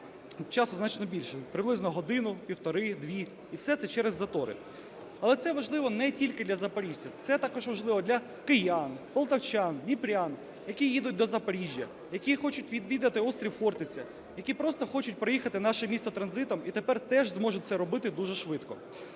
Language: Ukrainian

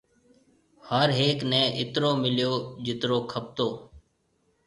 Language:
Marwari (Pakistan)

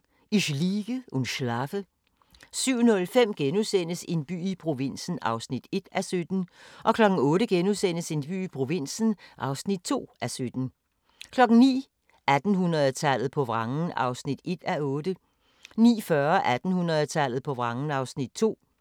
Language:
Danish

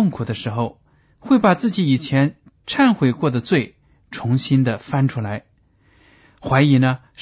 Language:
Chinese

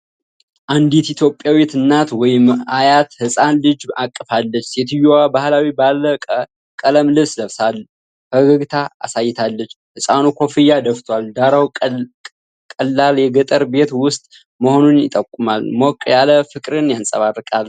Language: Amharic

